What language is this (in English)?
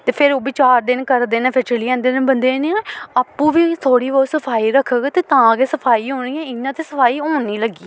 Dogri